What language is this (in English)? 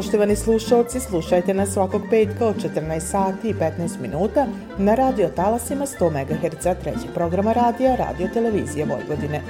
Croatian